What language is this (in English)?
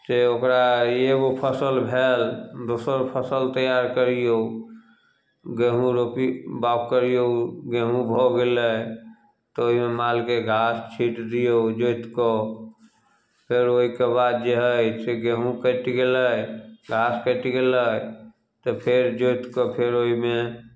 Maithili